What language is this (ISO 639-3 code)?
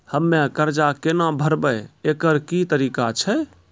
mai